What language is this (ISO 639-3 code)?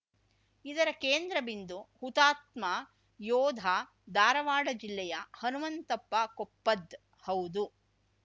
kan